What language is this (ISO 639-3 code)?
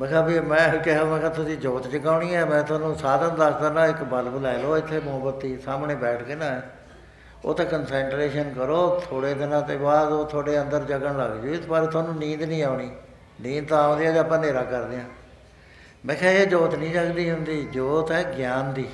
pan